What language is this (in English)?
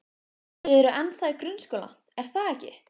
Icelandic